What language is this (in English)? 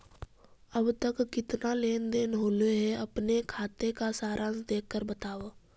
Magahi